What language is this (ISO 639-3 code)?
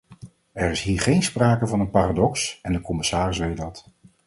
nld